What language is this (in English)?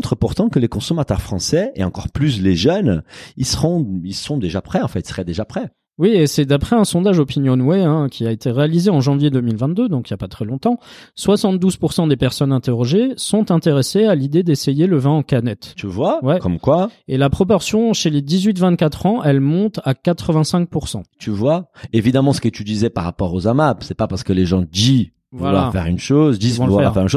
French